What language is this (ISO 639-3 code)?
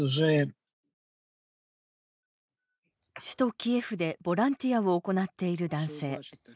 jpn